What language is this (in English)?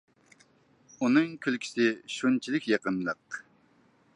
Uyghur